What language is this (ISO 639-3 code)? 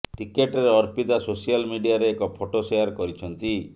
ori